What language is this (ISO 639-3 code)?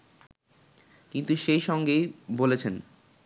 ben